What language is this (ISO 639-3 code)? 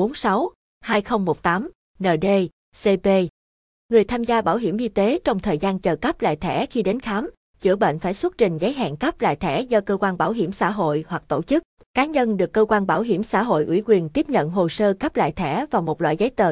vie